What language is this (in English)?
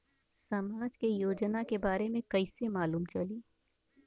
Bhojpuri